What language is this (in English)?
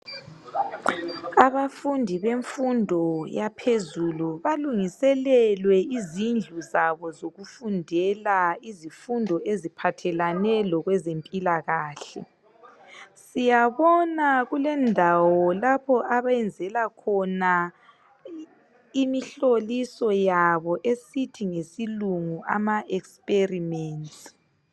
North Ndebele